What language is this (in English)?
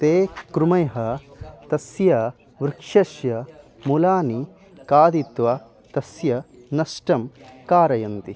Sanskrit